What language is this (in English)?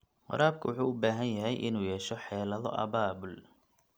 Somali